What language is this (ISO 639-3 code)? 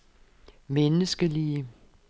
dan